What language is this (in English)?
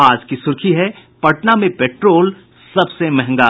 Hindi